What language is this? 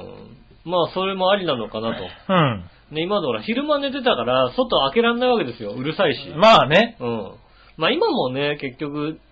Japanese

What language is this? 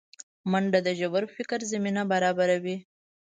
Pashto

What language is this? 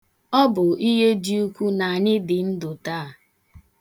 Igbo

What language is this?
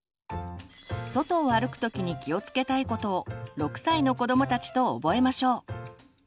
Japanese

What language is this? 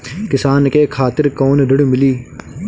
Bhojpuri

